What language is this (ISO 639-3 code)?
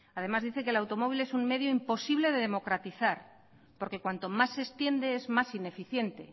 spa